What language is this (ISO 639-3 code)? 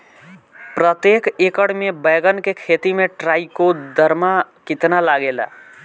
bho